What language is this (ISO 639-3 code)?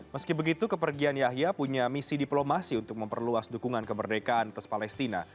ind